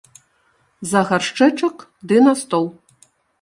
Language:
Belarusian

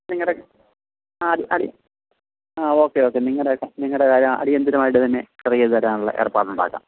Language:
Malayalam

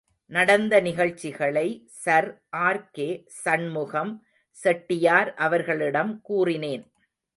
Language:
Tamil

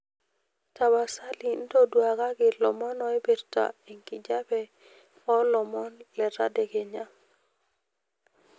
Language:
Masai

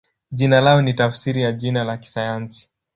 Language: Swahili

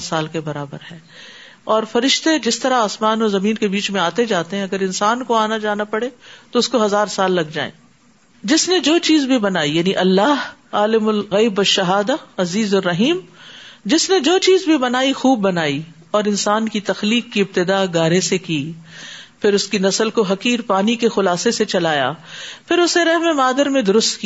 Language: Urdu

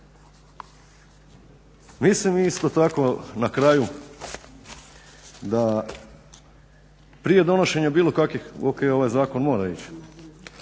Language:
Croatian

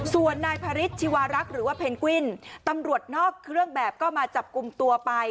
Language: Thai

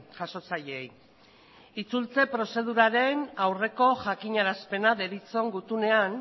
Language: Basque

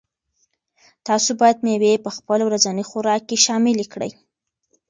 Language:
Pashto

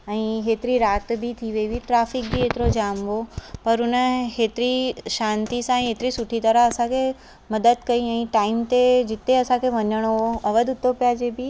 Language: Sindhi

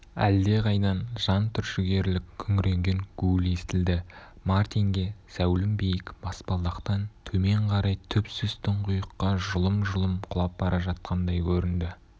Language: Kazakh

